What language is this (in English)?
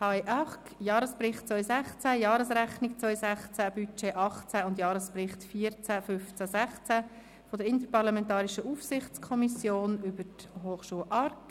Swiss German